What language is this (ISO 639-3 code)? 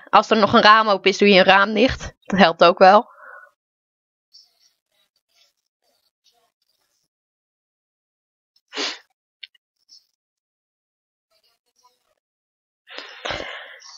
nld